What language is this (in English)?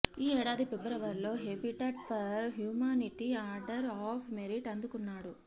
Telugu